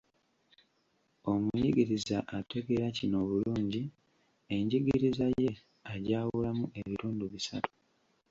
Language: Ganda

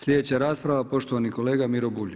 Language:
Croatian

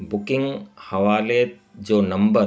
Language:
Sindhi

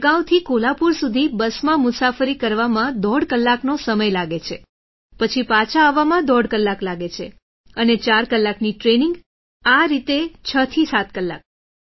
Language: Gujarati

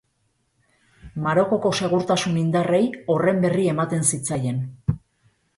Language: Basque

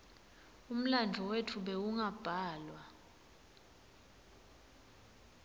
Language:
Swati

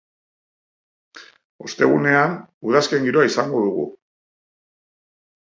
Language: Basque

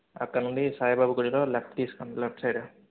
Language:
Telugu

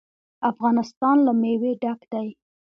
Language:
Pashto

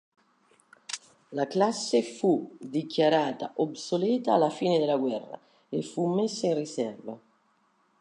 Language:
Italian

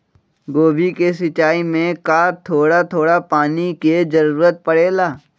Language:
Magahi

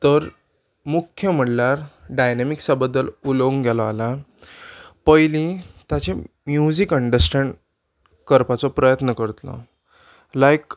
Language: Konkani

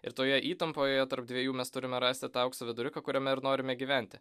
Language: Lithuanian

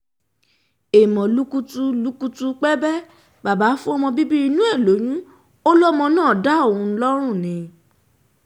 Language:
Yoruba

